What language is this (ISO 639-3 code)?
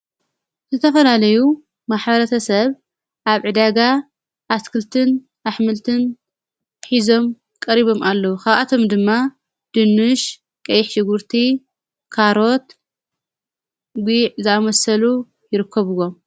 tir